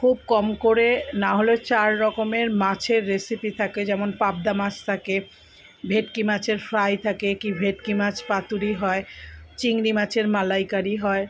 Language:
Bangla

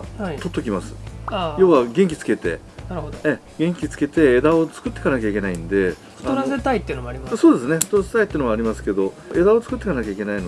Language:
Japanese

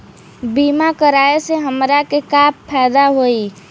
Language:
Bhojpuri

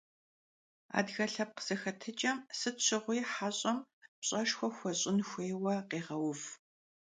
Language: Kabardian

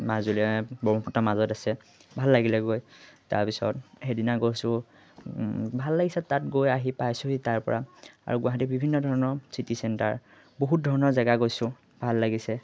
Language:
Assamese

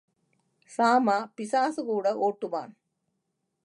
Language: Tamil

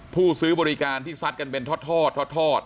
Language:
Thai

